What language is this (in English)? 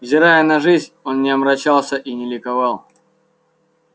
Russian